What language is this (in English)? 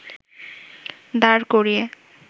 Bangla